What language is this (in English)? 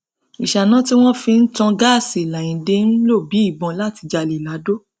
Yoruba